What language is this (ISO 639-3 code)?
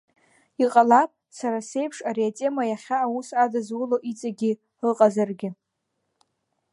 abk